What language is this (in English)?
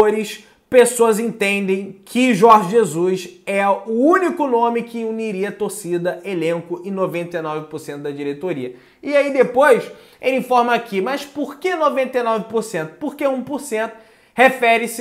Portuguese